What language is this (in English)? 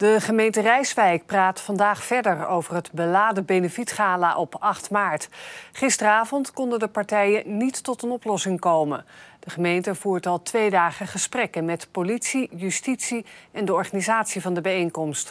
Dutch